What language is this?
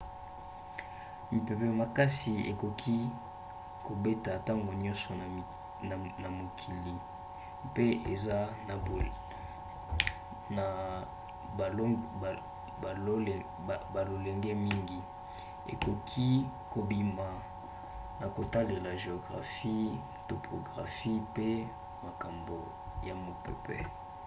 Lingala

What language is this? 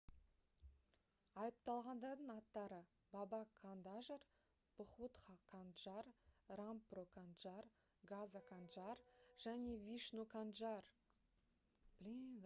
Kazakh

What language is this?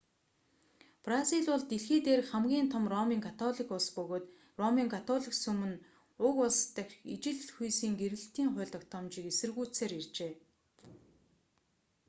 Mongolian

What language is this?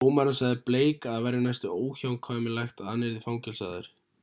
Icelandic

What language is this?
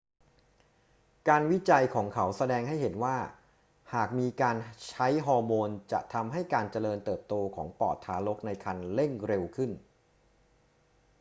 Thai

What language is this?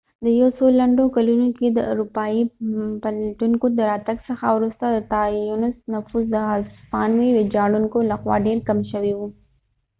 Pashto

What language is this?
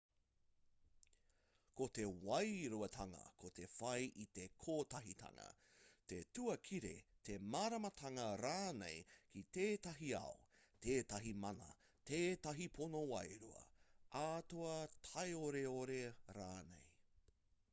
Māori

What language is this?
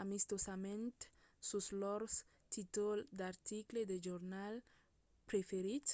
Occitan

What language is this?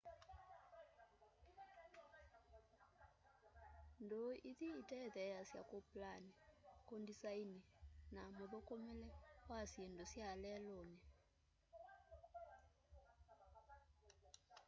Kamba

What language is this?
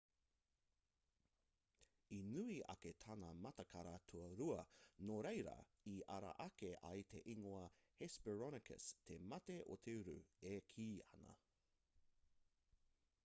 Māori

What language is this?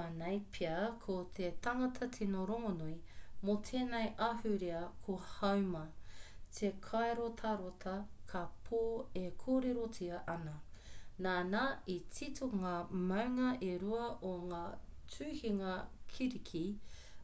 Māori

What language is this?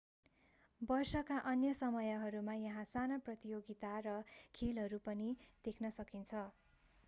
Nepali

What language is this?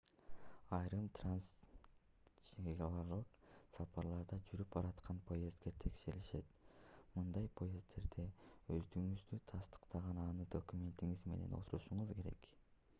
Kyrgyz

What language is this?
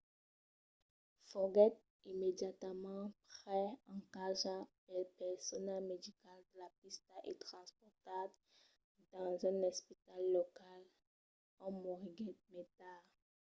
Occitan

